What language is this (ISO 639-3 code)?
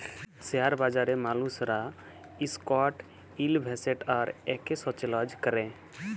ben